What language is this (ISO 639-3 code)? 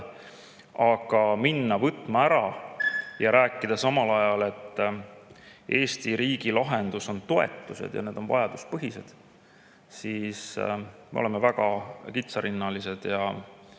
est